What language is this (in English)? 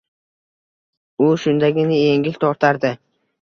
Uzbek